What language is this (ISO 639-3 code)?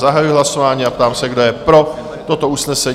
ces